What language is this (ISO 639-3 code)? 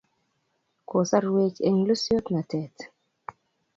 kln